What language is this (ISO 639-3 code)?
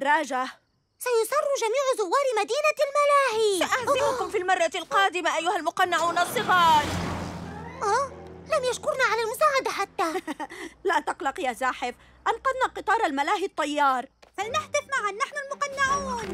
ara